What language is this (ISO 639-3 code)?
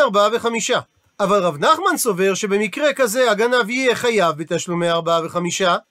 heb